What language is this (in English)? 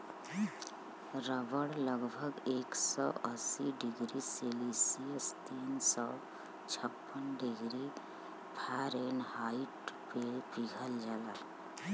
Bhojpuri